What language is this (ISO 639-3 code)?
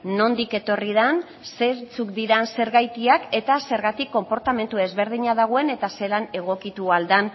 eus